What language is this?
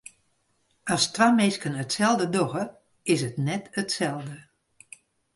Western Frisian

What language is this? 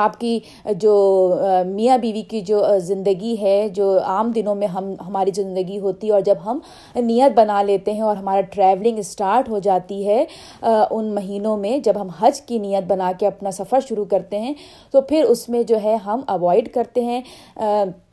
Urdu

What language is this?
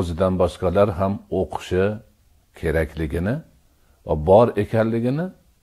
Turkish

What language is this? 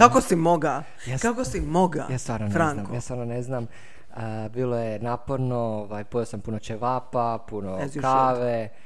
Croatian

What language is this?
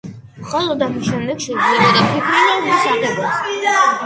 Georgian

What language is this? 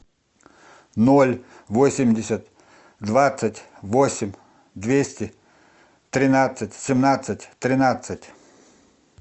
Russian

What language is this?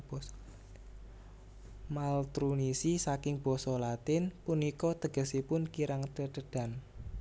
Javanese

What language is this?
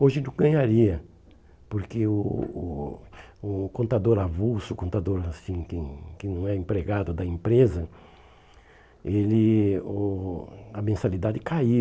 Portuguese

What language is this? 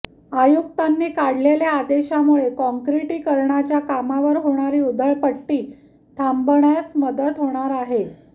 Marathi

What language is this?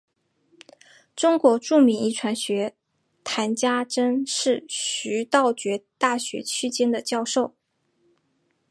Chinese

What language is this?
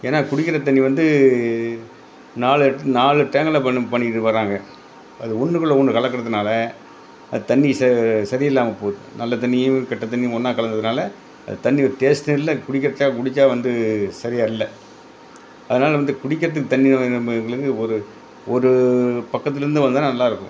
Tamil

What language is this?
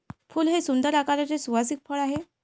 Marathi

